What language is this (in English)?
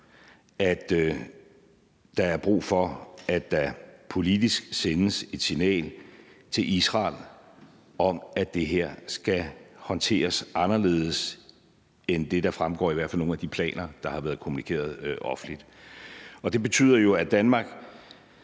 Danish